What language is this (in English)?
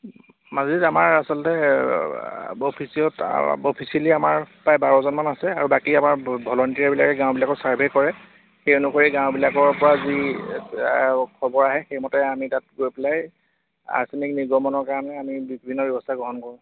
Assamese